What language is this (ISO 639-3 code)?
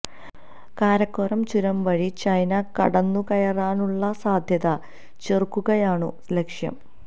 mal